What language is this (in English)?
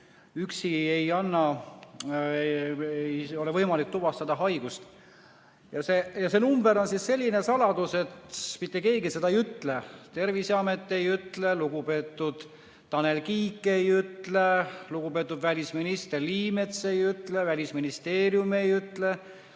Estonian